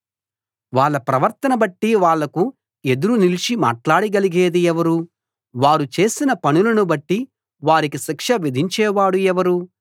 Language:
Telugu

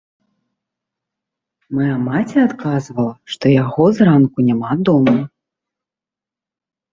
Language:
Belarusian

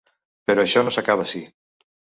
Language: Catalan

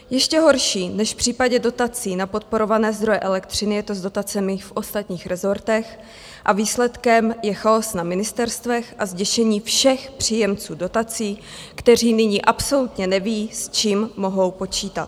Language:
Czech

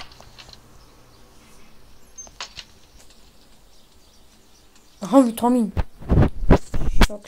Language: Turkish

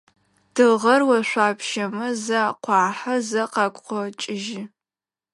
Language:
Adyghe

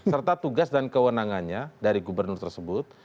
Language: Indonesian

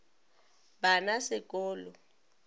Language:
Northern Sotho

